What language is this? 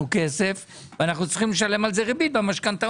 Hebrew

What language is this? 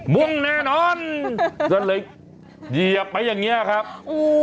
Thai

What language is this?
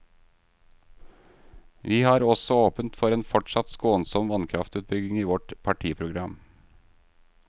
Norwegian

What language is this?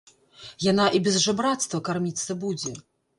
Belarusian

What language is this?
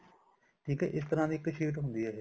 Punjabi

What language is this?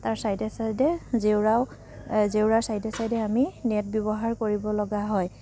Assamese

